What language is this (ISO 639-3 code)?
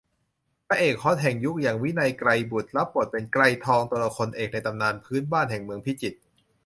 tha